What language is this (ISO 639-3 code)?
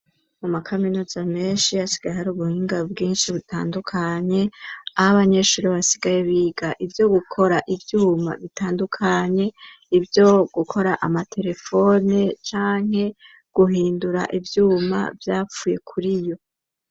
run